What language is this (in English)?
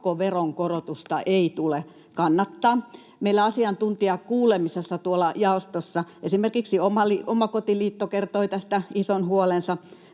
Finnish